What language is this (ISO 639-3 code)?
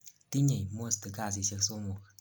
kln